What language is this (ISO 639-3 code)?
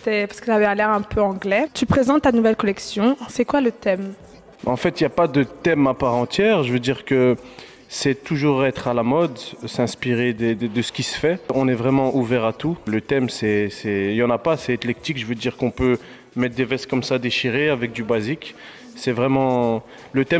fra